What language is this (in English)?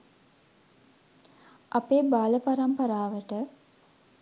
Sinhala